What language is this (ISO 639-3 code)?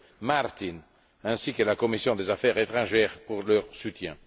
fra